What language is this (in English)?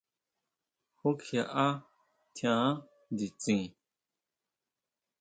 Huautla Mazatec